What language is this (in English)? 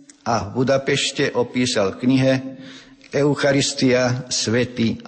Slovak